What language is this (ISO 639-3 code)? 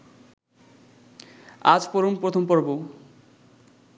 ben